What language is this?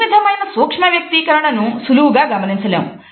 Telugu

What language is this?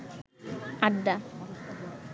Bangla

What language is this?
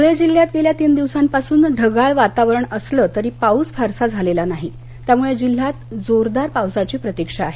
Marathi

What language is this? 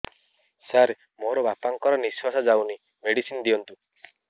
Odia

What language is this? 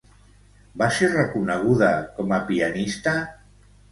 Catalan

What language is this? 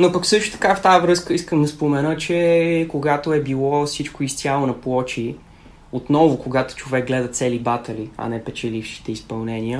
Bulgarian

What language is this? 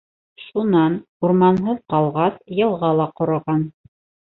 Bashkir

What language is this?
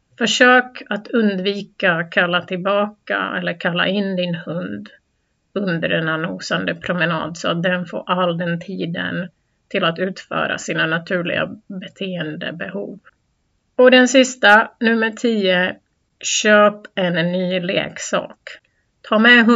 Swedish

